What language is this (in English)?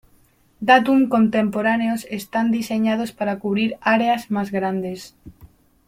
Spanish